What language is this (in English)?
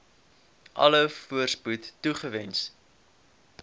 Afrikaans